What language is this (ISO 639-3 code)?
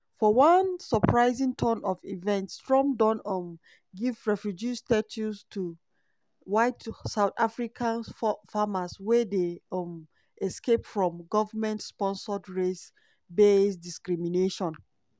pcm